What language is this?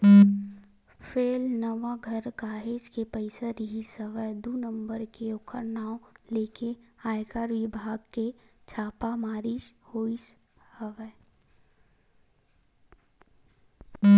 Chhattisgarhi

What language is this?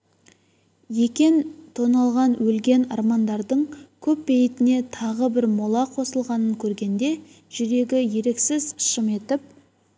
Kazakh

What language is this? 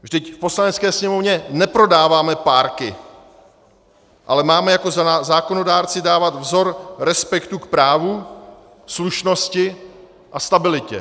Czech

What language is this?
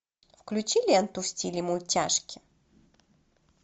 Russian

